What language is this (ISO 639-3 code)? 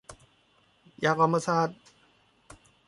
tha